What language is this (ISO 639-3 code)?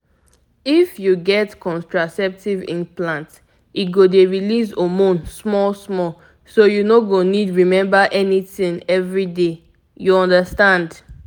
pcm